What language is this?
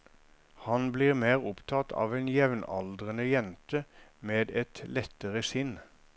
Norwegian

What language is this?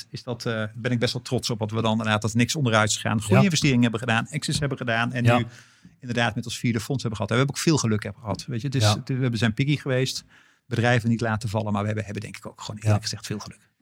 Dutch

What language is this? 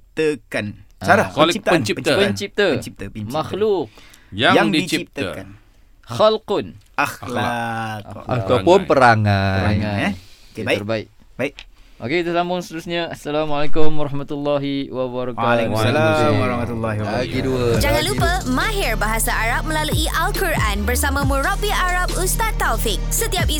Malay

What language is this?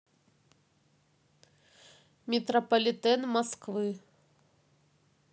Russian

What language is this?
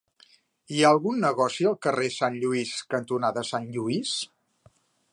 Catalan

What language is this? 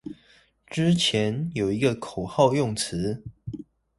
Chinese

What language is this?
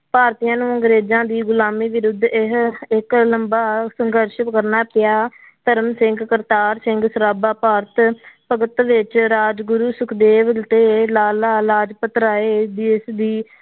Punjabi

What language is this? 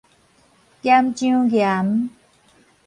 Min Nan Chinese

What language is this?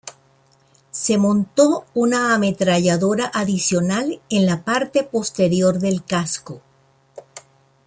Spanish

